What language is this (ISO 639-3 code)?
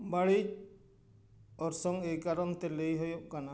sat